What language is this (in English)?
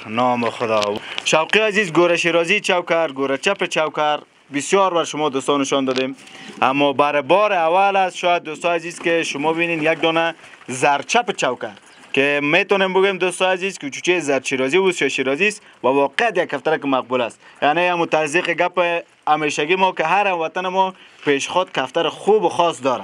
Romanian